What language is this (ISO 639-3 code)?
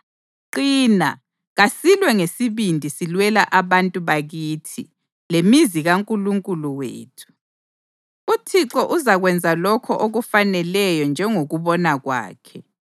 nde